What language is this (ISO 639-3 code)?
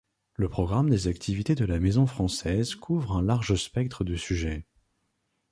fra